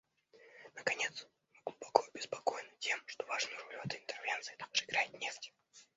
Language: Russian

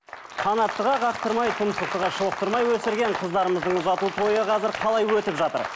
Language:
Kazakh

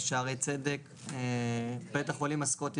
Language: Hebrew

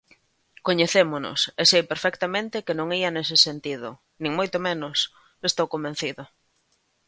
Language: Galician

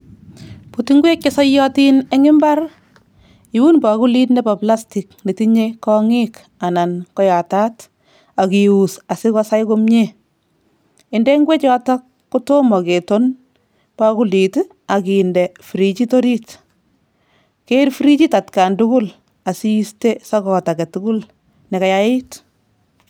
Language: Kalenjin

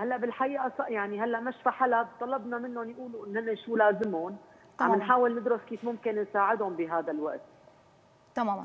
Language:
Arabic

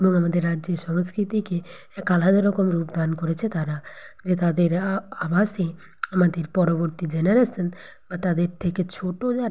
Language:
Bangla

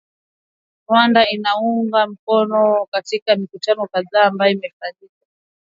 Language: Swahili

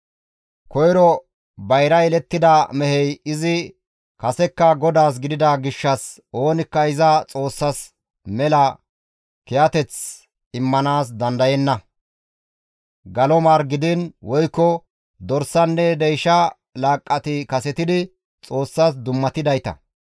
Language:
Gamo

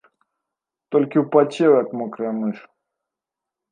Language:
Belarusian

